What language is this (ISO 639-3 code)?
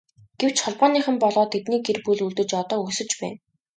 mon